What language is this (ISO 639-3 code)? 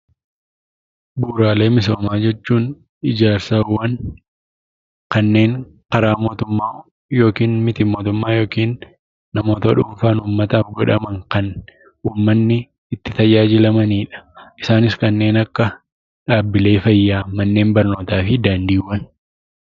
orm